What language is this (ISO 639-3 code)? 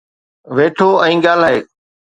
snd